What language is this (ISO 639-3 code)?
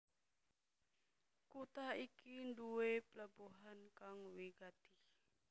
jav